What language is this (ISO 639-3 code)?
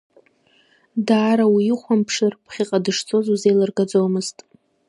abk